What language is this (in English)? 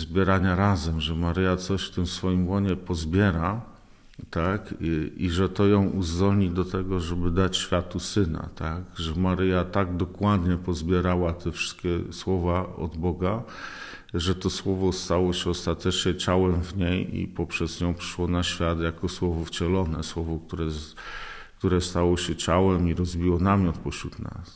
Polish